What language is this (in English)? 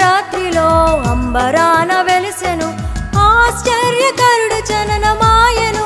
Telugu